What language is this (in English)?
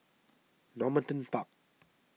English